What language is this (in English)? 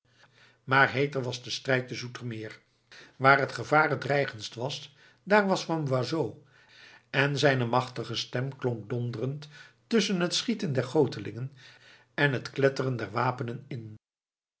Dutch